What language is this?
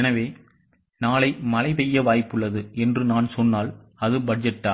Tamil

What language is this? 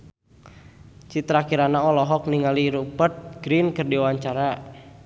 Sundanese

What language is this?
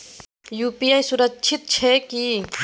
Maithili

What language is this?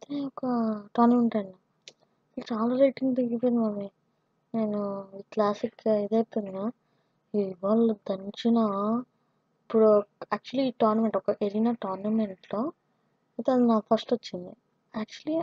Romanian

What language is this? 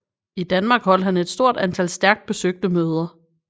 Danish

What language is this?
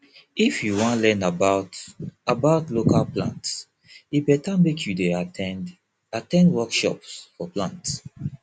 Nigerian Pidgin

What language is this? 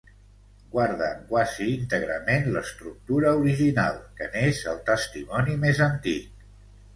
Catalan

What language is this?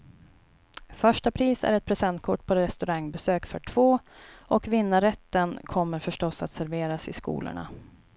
Swedish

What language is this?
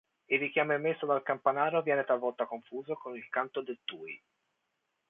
Italian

